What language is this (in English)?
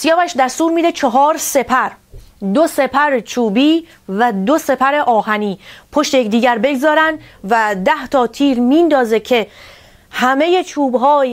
Persian